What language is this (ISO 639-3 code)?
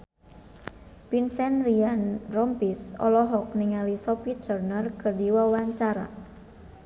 sun